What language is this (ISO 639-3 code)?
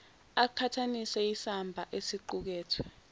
zul